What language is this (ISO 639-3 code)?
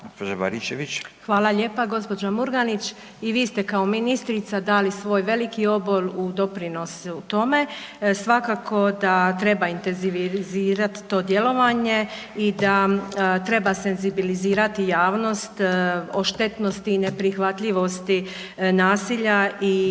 hrv